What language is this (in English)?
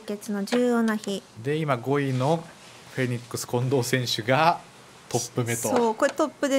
Japanese